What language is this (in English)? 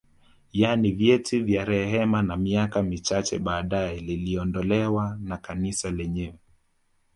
Swahili